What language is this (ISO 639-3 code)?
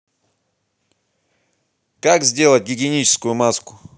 rus